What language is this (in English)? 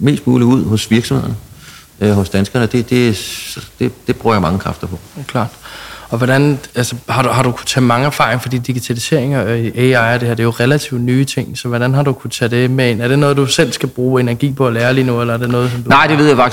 Danish